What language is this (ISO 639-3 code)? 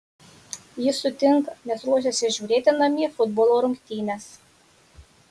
lit